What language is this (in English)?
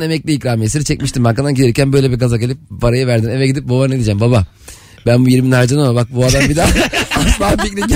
Turkish